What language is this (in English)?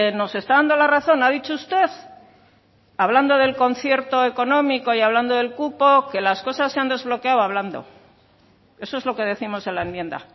Spanish